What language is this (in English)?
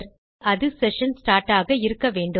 Tamil